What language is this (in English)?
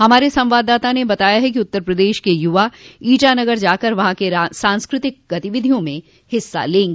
Hindi